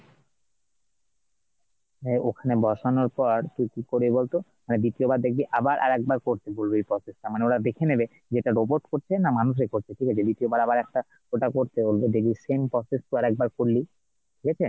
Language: Bangla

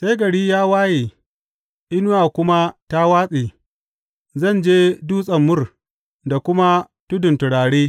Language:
Hausa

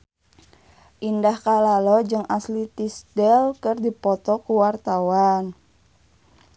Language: Sundanese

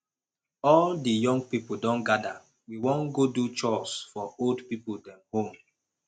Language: Nigerian Pidgin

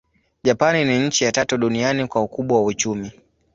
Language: Swahili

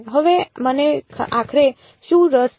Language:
Gujarati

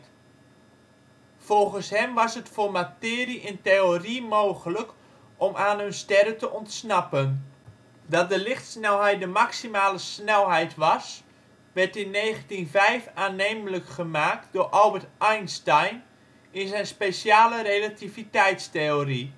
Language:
Dutch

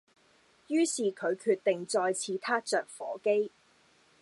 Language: Cantonese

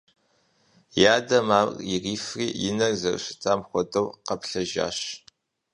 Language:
Kabardian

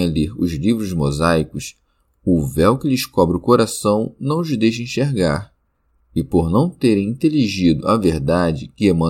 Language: Portuguese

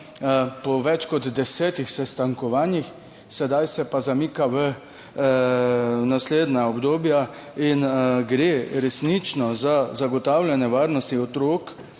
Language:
Slovenian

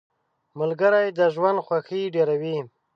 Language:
Pashto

